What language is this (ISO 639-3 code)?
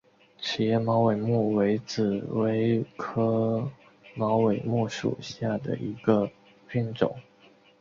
zho